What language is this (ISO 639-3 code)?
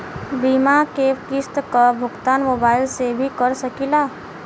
bho